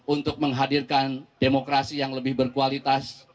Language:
Indonesian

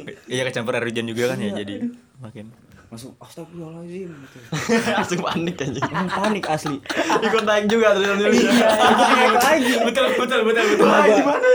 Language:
Indonesian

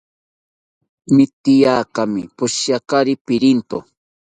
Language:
South Ucayali Ashéninka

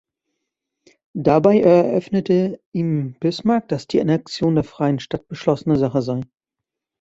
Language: German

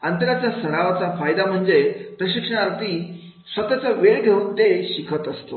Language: Marathi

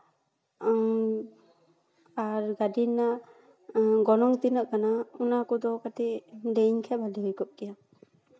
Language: Santali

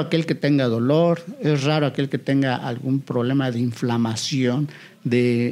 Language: Spanish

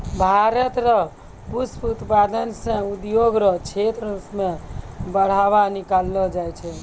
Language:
Maithili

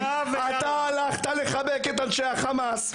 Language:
Hebrew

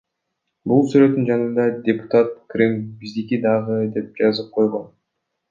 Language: Kyrgyz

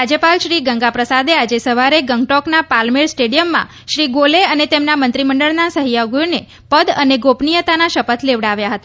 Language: Gujarati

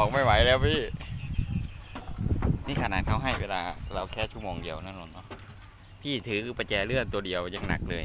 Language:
Thai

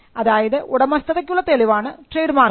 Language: Malayalam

